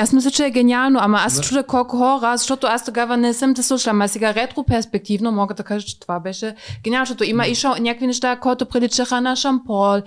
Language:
Bulgarian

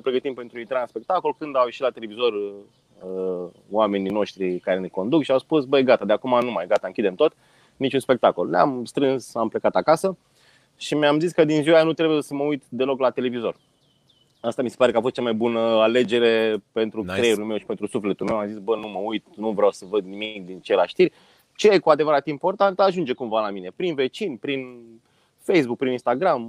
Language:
Romanian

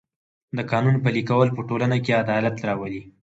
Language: Pashto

